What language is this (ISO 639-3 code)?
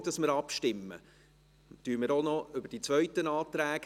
gsw